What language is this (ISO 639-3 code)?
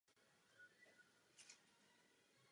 ces